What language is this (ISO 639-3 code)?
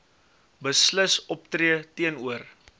afr